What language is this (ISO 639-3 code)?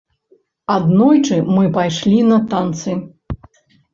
bel